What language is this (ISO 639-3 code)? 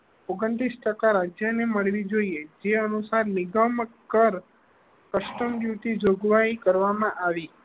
guj